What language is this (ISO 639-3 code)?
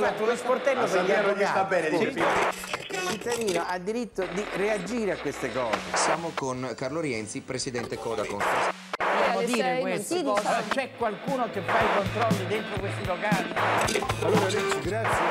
ita